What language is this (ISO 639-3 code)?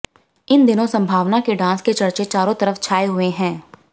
hin